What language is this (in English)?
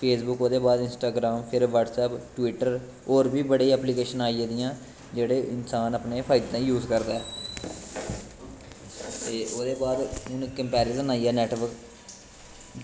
Dogri